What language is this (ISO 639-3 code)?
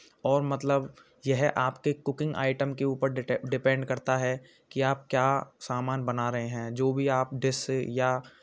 hin